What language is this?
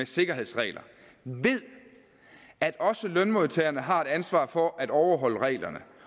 Danish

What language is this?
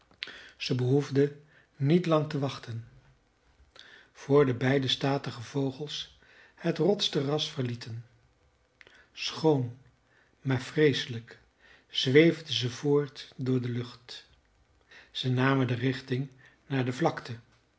Dutch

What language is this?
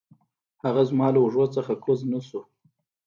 Pashto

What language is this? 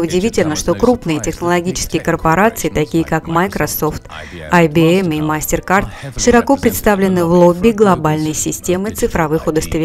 Russian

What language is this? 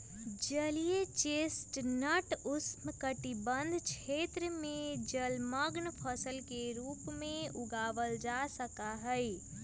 Magahi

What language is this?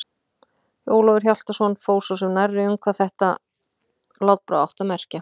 Icelandic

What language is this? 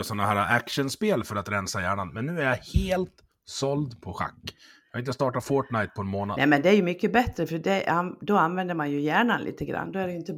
Swedish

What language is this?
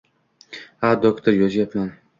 Uzbek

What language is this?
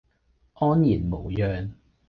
Cantonese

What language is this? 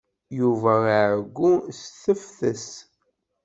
Kabyle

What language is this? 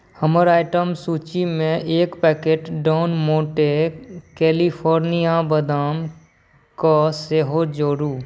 Maithili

